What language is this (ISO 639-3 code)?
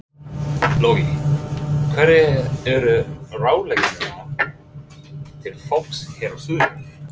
isl